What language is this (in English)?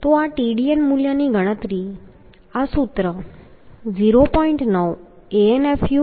Gujarati